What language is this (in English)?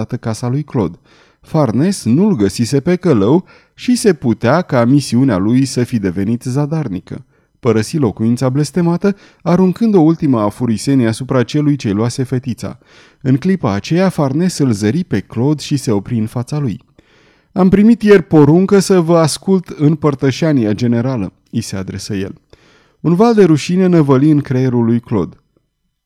Romanian